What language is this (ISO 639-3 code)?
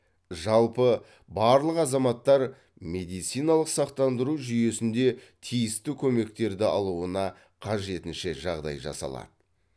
kaz